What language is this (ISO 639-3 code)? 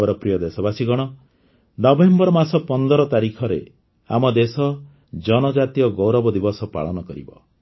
ori